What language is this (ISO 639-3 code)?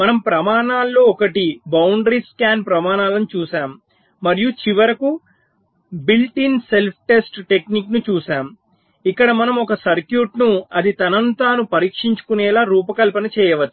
tel